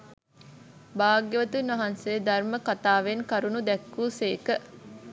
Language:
Sinhala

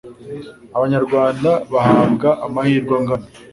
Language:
Kinyarwanda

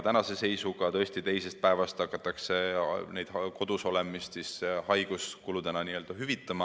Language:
Estonian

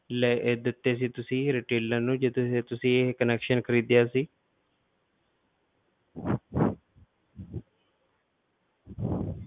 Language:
Punjabi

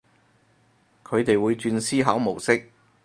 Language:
Cantonese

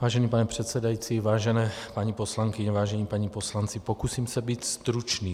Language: Czech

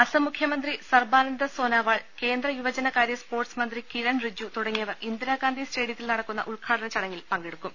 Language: Malayalam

